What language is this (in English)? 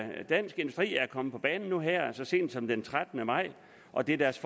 Danish